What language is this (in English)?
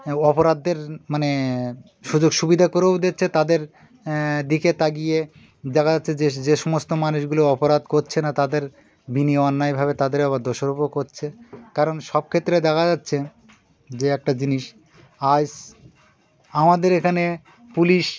Bangla